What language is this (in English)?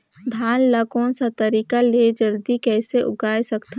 Chhattisgarhi